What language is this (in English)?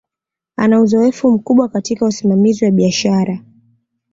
Swahili